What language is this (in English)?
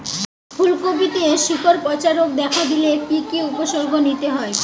Bangla